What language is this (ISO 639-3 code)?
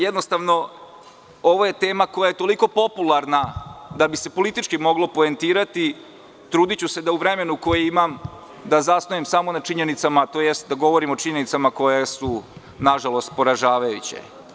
srp